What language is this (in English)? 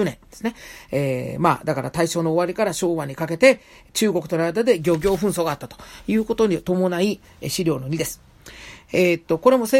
Japanese